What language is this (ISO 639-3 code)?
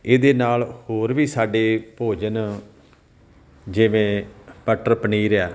pan